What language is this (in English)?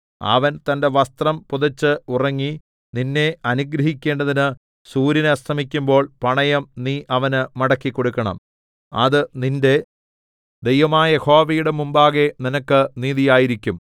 Malayalam